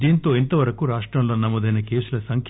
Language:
Telugu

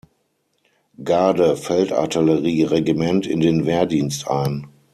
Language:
German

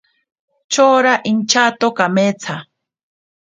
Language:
Ashéninka Perené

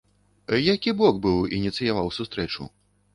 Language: Belarusian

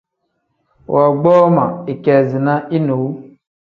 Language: Tem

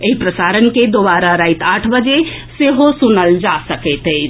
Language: Maithili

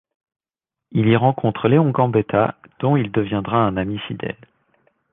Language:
French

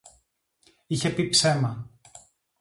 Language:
Greek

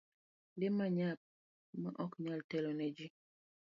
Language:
Luo (Kenya and Tanzania)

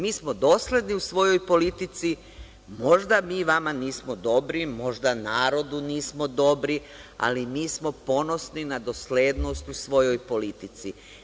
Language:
Serbian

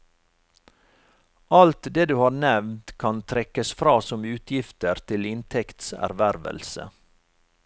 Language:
Norwegian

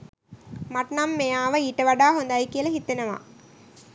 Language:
Sinhala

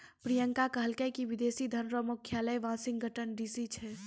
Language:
Maithili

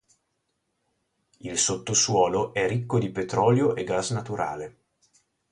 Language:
Italian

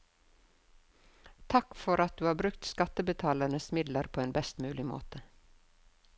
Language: Norwegian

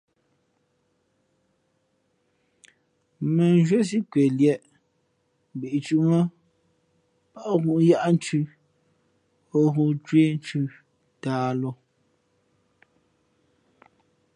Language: Fe'fe'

